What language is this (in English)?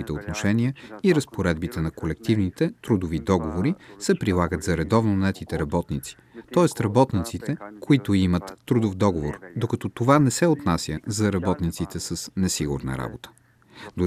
Bulgarian